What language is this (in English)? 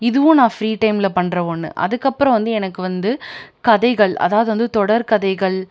Tamil